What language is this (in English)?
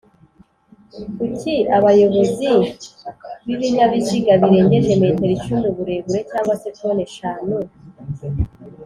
Kinyarwanda